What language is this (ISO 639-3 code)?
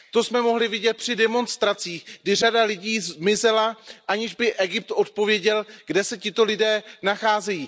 ces